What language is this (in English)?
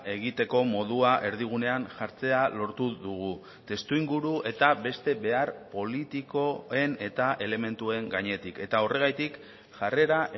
Basque